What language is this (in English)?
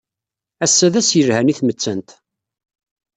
Kabyle